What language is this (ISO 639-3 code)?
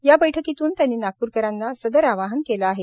mar